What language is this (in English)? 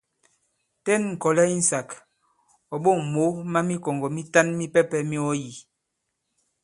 Bankon